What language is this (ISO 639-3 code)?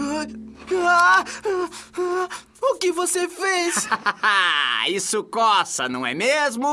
por